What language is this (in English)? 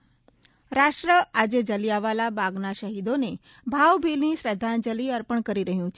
Gujarati